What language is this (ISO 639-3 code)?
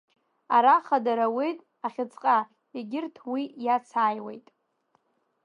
abk